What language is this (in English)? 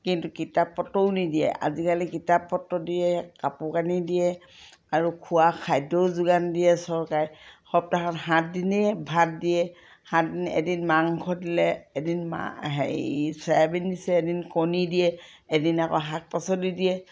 Assamese